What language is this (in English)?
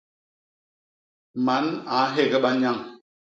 Basaa